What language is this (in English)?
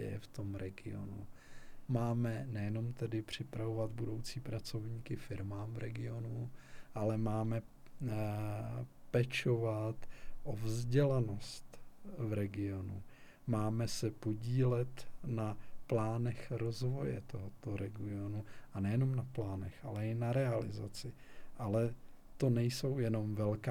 Czech